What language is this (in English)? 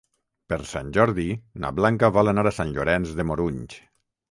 Catalan